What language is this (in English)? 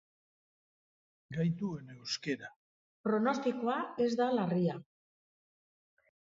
Basque